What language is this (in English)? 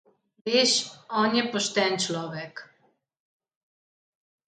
Slovenian